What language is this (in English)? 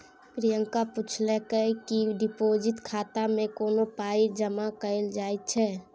Maithili